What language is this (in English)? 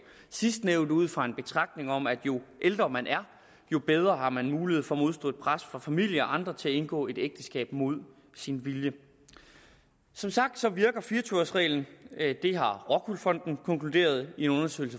Danish